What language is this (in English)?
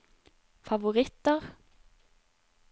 Norwegian